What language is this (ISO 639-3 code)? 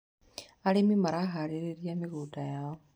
kik